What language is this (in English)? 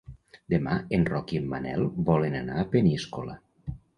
Catalan